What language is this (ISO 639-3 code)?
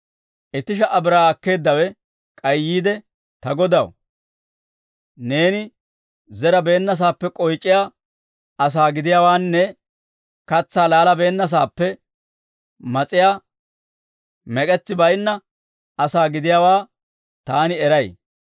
dwr